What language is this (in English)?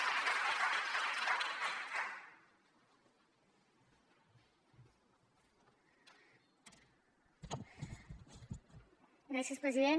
Catalan